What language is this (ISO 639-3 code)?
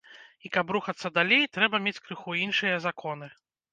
bel